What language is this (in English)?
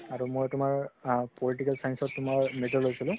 Assamese